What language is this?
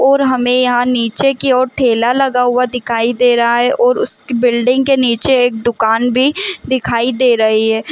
Hindi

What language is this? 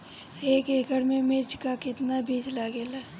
Bhojpuri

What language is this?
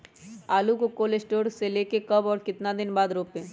Magahi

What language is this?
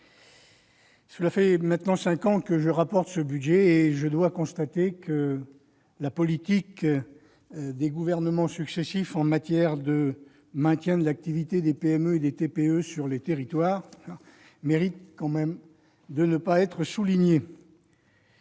French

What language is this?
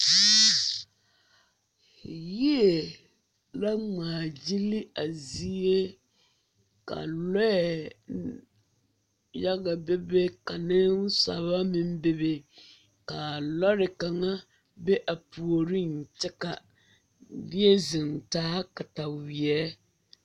Southern Dagaare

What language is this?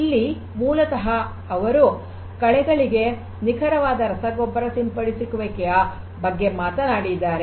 Kannada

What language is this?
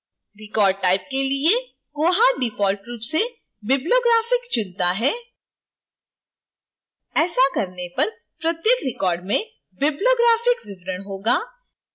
Hindi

